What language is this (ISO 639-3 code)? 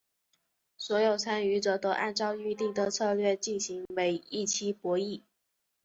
zho